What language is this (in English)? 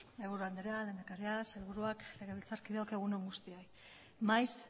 Basque